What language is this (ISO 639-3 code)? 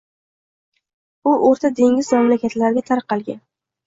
uzb